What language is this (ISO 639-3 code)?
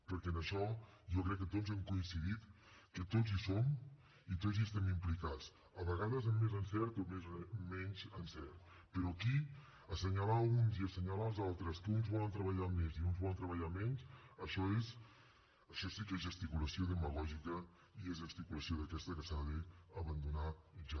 cat